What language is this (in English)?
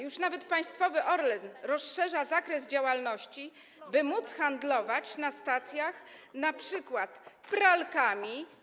Polish